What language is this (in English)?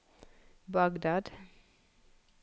Norwegian